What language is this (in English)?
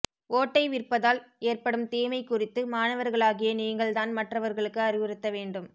Tamil